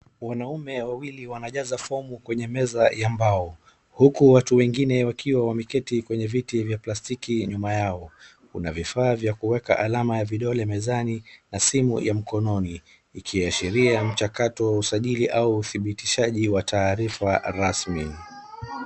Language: Swahili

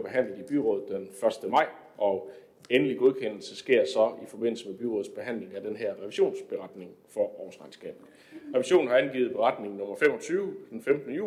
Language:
Danish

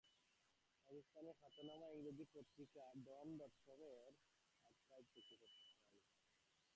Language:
Bangla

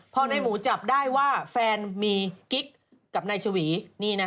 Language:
Thai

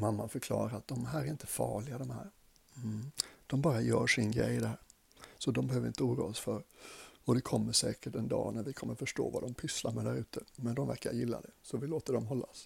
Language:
Swedish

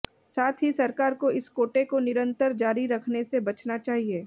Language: Hindi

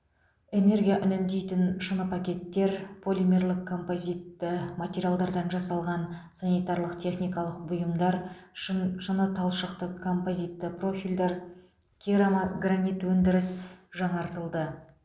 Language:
Kazakh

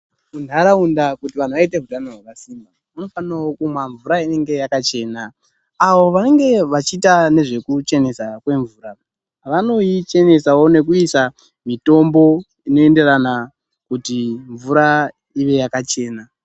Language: Ndau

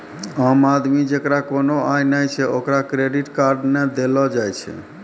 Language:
Maithili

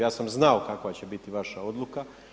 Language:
Croatian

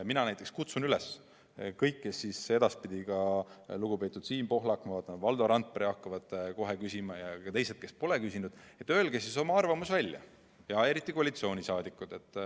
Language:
Estonian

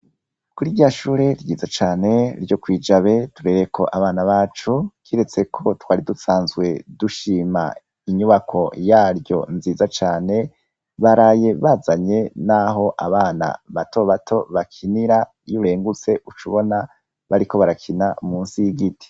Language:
Rundi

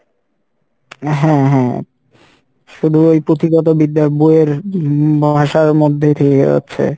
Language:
Bangla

